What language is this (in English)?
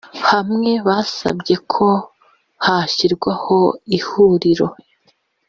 Kinyarwanda